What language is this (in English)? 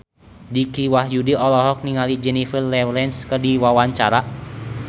Sundanese